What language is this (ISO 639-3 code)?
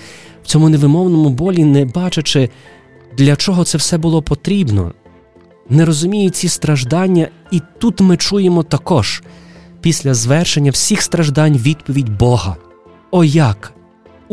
ukr